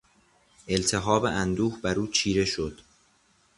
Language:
Persian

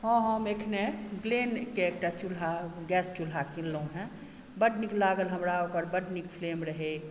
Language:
Maithili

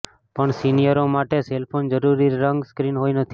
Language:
Gujarati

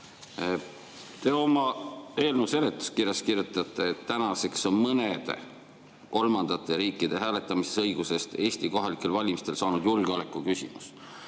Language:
Estonian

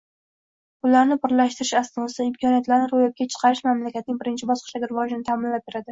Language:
Uzbek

